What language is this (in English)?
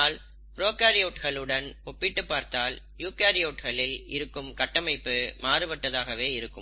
Tamil